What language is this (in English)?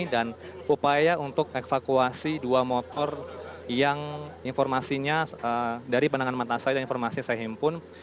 Indonesian